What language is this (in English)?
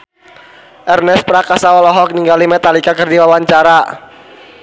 Sundanese